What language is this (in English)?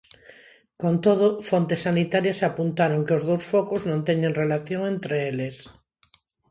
Galician